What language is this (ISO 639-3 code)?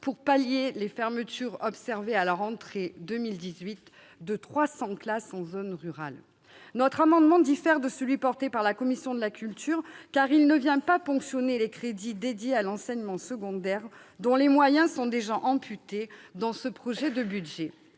fra